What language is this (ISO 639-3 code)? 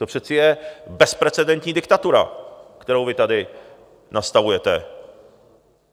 ces